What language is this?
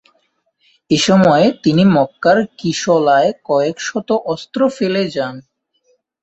Bangla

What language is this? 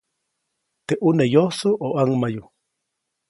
Copainalá Zoque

